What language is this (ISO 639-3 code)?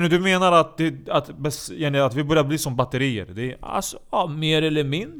swe